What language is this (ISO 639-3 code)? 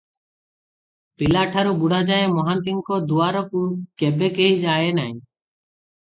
ori